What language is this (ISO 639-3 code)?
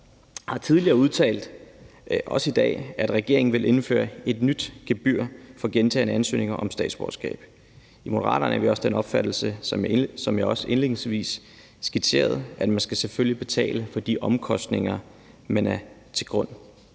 dan